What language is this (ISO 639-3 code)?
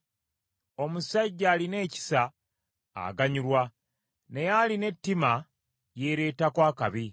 lug